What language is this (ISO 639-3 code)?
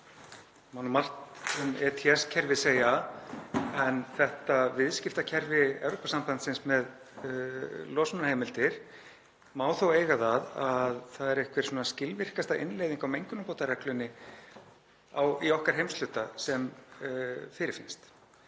isl